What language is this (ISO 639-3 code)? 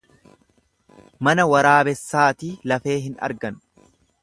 orm